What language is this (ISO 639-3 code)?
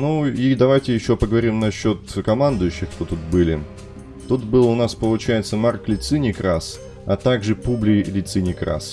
rus